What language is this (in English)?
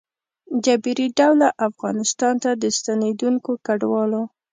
Pashto